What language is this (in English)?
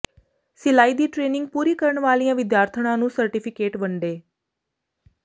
Punjabi